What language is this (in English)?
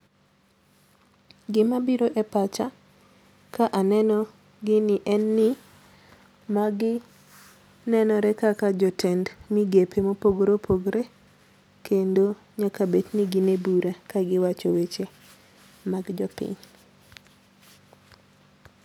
Luo (Kenya and Tanzania)